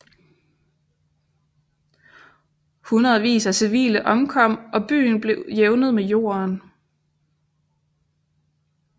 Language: Danish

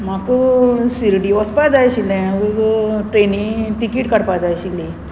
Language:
Konkani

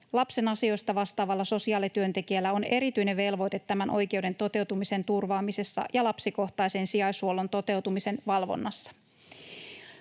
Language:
Finnish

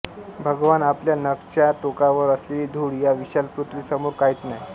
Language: Marathi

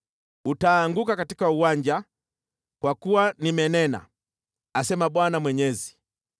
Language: Swahili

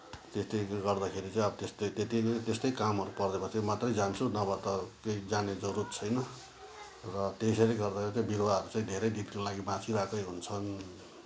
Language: Nepali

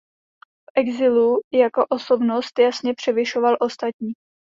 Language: Czech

